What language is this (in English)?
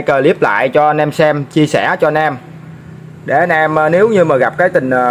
Vietnamese